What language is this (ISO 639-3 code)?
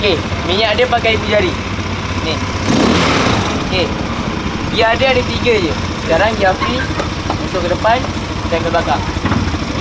msa